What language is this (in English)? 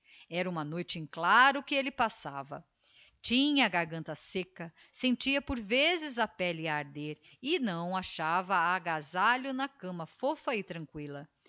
Portuguese